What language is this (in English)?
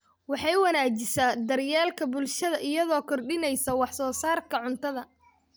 Somali